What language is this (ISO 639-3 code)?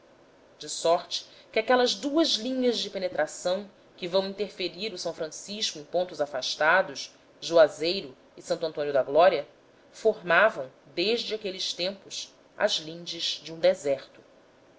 por